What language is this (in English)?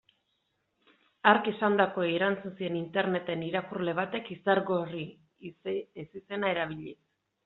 Basque